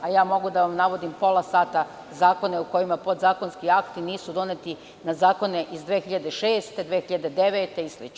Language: Serbian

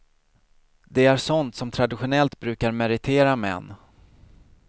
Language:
Swedish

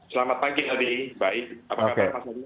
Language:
Indonesian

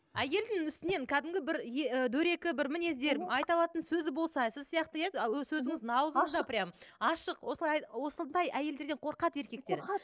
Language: Kazakh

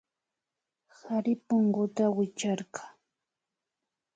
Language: Imbabura Highland Quichua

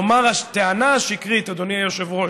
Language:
Hebrew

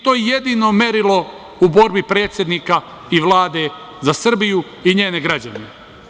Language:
Serbian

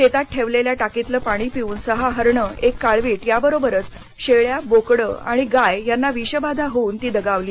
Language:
Marathi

